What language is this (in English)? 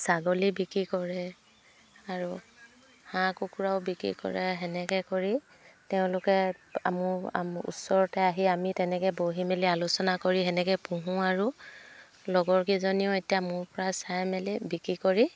Assamese